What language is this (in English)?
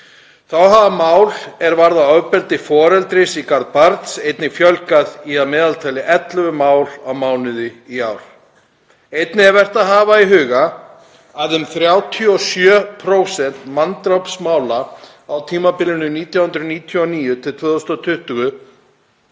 Icelandic